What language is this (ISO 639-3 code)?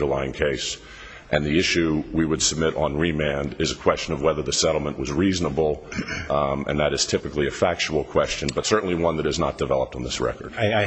eng